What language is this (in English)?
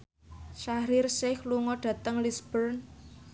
Javanese